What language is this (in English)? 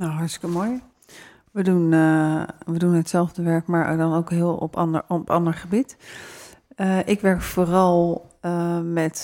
Dutch